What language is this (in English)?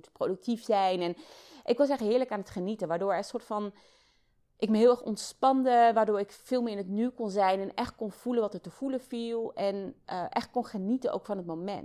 Dutch